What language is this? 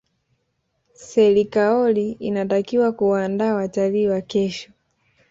Swahili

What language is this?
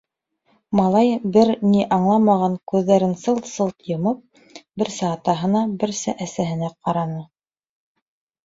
Bashkir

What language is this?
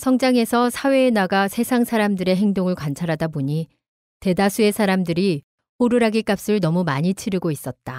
Korean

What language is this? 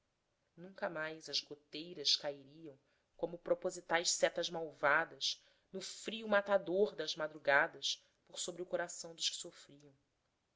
Portuguese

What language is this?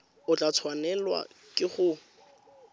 Tswana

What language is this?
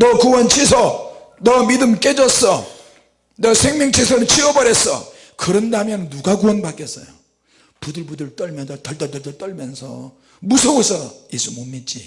Korean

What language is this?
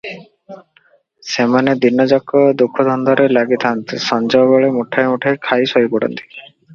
Odia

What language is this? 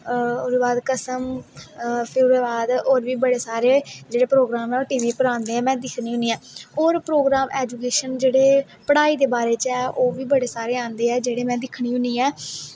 Dogri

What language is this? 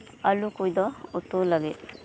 Santali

